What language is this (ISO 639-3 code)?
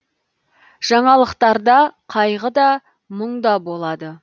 kaz